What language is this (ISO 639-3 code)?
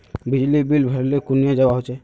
mag